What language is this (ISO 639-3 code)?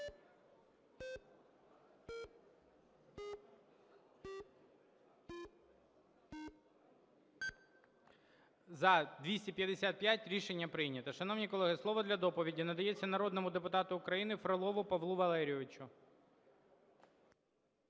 ukr